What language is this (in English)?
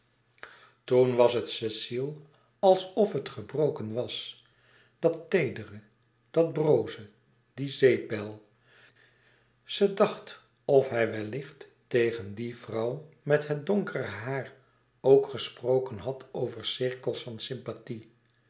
Dutch